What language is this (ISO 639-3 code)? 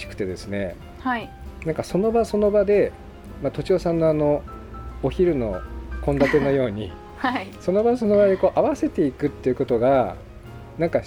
jpn